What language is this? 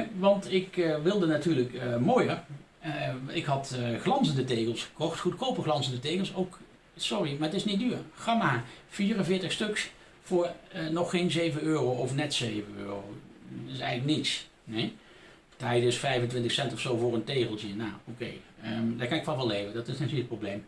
Dutch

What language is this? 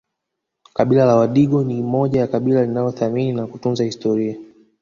Swahili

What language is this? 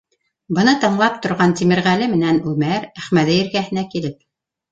Bashkir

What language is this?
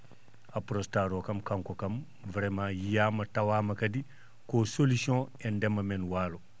Fula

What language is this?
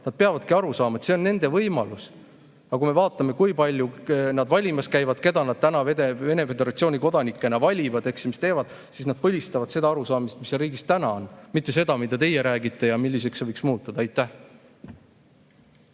Estonian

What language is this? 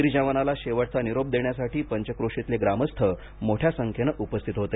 Marathi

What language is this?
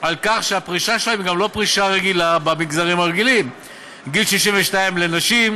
Hebrew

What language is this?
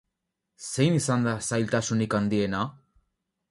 Basque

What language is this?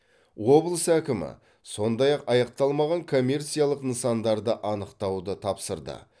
Kazakh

